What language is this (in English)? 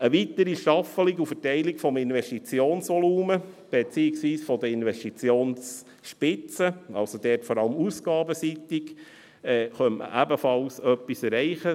Swiss German